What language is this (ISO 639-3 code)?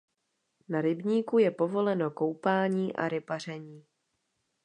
ces